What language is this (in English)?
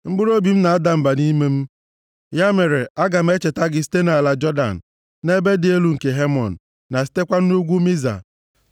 Igbo